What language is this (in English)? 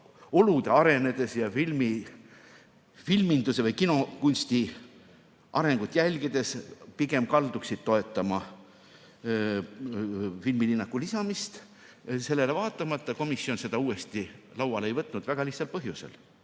Estonian